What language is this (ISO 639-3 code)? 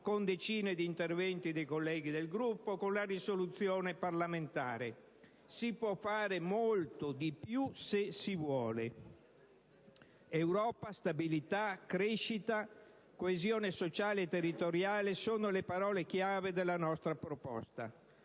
ita